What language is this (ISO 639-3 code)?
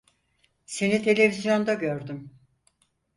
tur